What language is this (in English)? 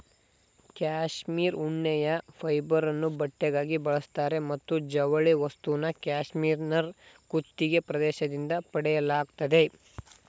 Kannada